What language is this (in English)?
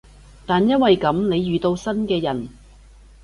Cantonese